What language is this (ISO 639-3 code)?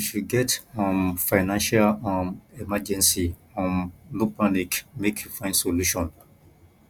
pcm